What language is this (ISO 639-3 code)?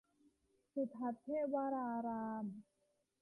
tha